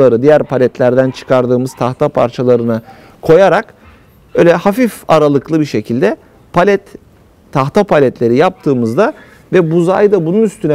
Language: Turkish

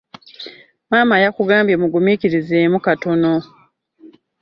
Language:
Ganda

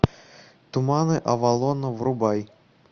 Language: Russian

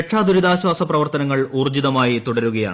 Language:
Malayalam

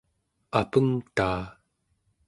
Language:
Central Yupik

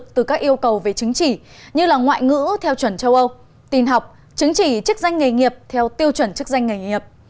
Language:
Vietnamese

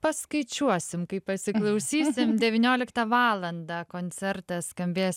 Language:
Lithuanian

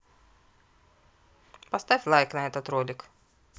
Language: Russian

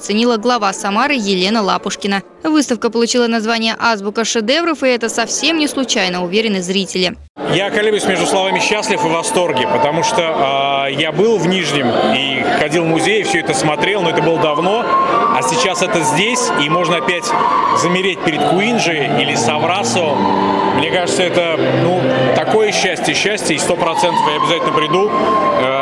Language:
Russian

